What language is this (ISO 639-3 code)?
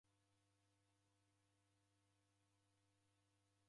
dav